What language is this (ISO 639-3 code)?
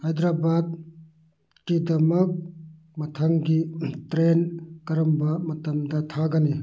mni